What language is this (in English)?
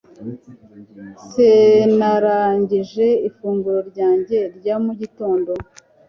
Kinyarwanda